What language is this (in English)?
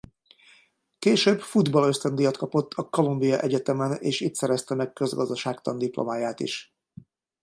Hungarian